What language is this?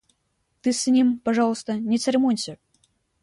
Russian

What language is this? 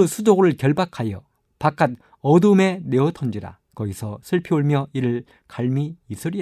Korean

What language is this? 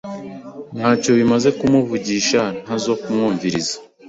Kinyarwanda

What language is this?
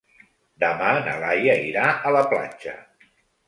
Catalan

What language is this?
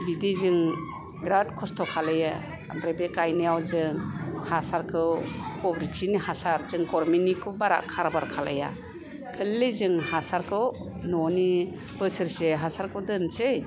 Bodo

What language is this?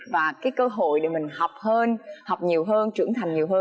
Vietnamese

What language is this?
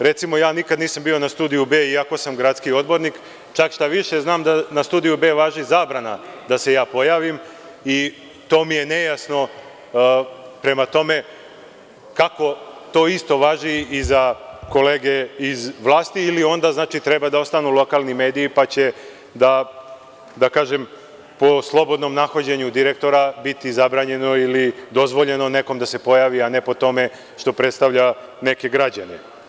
Serbian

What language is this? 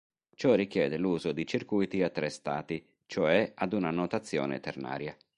Italian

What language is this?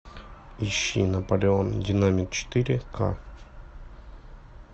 Russian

